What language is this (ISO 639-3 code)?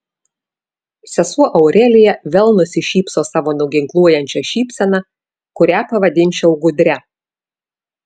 lit